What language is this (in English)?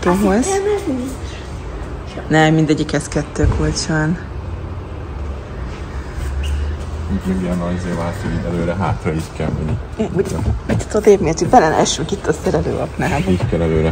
Hungarian